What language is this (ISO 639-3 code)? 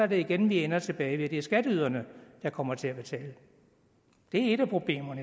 dan